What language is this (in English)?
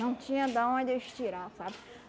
Portuguese